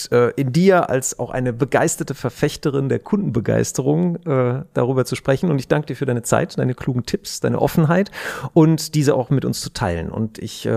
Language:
German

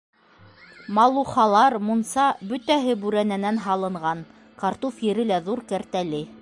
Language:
Bashkir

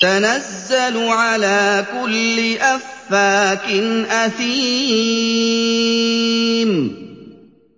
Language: Arabic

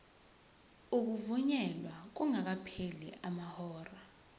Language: Zulu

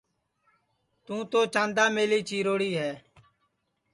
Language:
Sansi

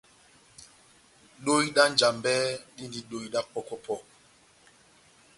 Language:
Batanga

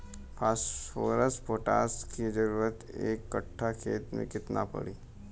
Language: Bhojpuri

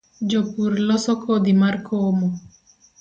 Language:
Luo (Kenya and Tanzania)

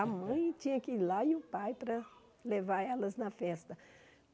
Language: Portuguese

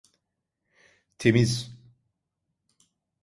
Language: Turkish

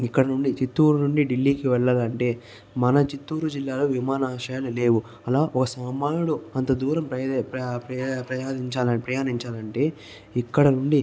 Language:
Telugu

